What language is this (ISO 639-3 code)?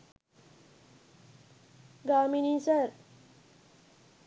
sin